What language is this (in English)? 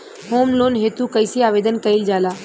Bhojpuri